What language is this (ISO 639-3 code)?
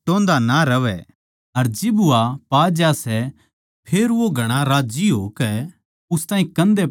bgc